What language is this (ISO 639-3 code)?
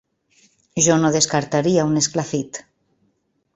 cat